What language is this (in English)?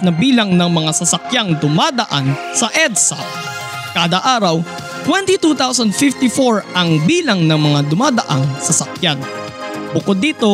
Filipino